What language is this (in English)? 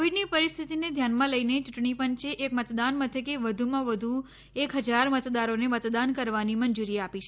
Gujarati